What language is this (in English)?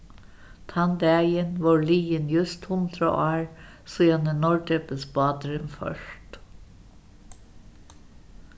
Faroese